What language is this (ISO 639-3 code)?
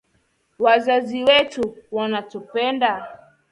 swa